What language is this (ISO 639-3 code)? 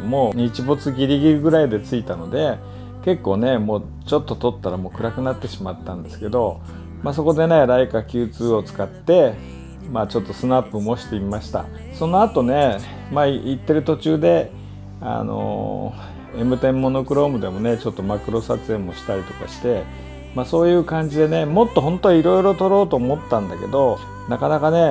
jpn